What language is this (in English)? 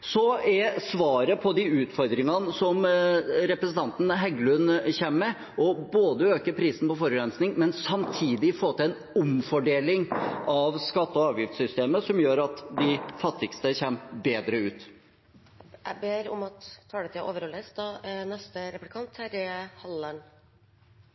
Norwegian